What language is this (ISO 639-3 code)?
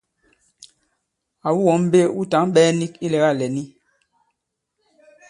abb